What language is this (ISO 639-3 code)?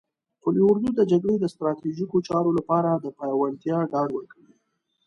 pus